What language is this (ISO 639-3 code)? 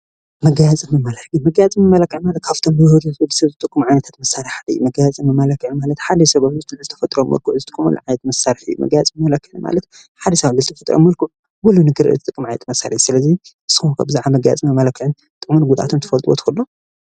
tir